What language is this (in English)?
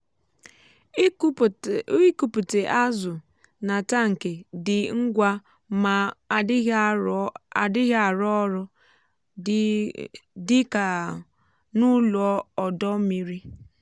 Igbo